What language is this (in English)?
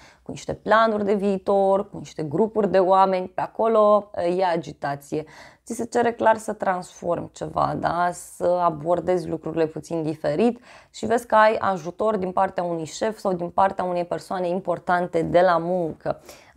Romanian